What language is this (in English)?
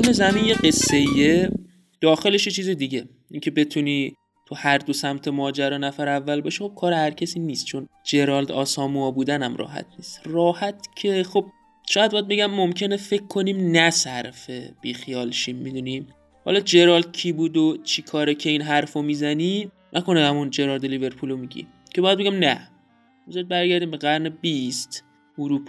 Persian